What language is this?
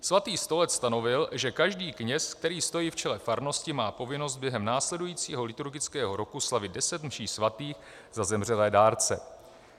Czech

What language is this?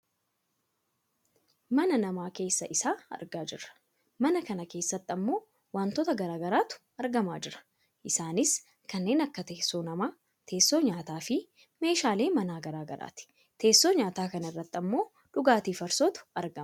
Oromo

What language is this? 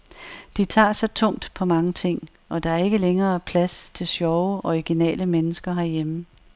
Danish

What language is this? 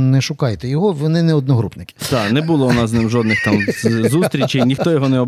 Ukrainian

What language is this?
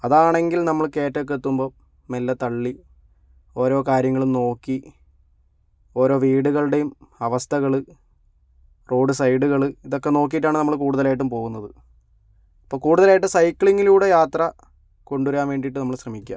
Malayalam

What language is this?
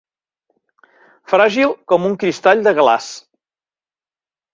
Catalan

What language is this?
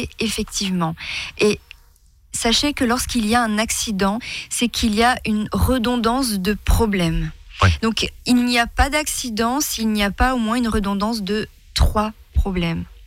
French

